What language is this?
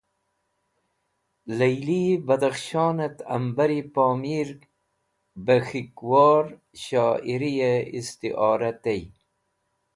Wakhi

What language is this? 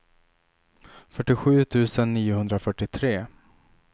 Swedish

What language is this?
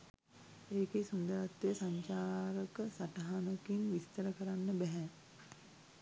Sinhala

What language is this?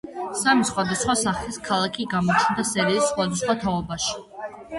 Georgian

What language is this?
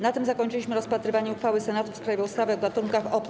Polish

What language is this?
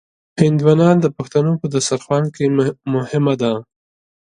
Pashto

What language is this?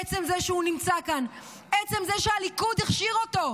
Hebrew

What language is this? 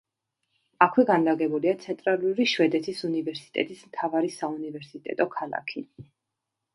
Georgian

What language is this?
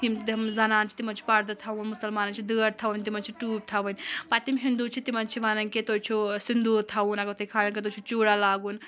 Kashmiri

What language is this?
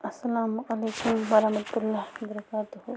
Kashmiri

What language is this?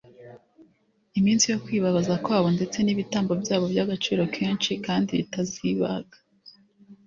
Kinyarwanda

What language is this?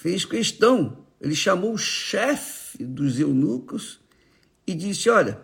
Portuguese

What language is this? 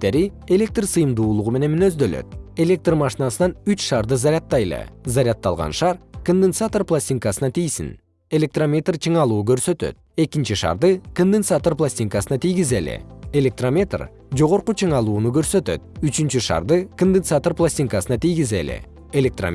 Kyrgyz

